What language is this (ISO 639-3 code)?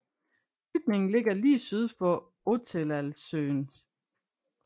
dan